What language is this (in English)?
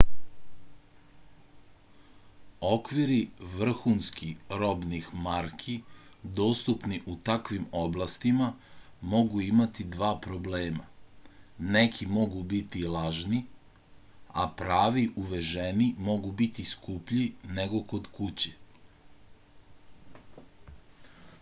Serbian